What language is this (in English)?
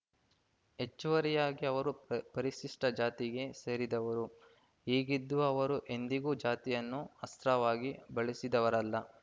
Kannada